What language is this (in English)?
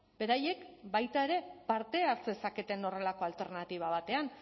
Basque